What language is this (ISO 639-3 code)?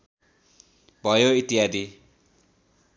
nep